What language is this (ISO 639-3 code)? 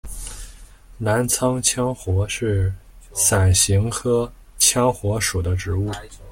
zho